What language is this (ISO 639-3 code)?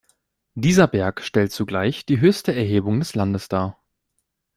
deu